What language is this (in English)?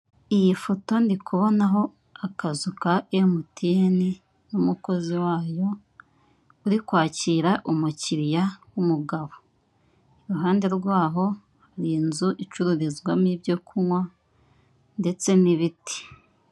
Kinyarwanda